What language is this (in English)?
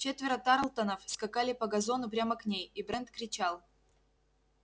Russian